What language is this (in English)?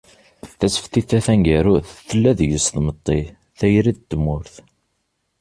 Kabyle